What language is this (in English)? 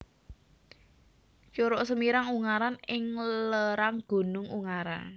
Javanese